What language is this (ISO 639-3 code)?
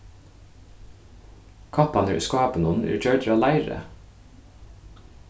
fao